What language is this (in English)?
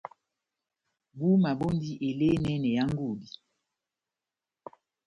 Batanga